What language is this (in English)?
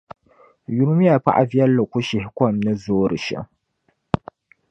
Dagbani